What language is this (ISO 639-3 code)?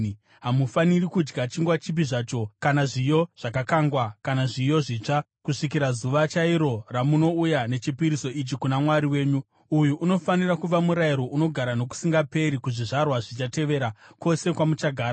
sna